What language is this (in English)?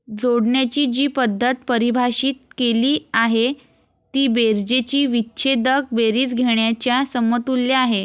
Marathi